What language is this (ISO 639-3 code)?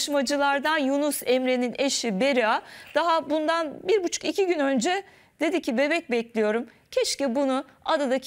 tur